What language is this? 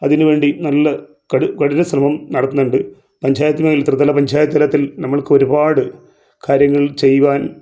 Malayalam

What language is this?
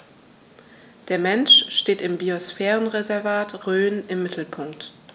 German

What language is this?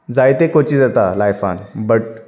Konkani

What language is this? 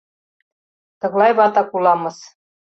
Mari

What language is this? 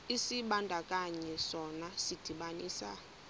Xhosa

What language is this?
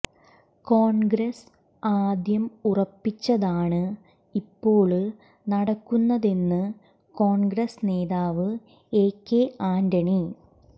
Malayalam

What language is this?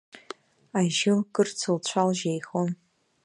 Abkhazian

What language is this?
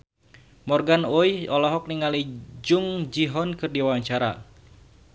Sundanese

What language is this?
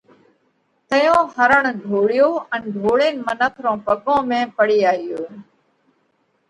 Parkari Koli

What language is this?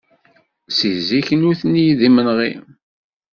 Kabyle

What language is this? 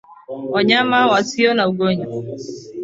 Swahili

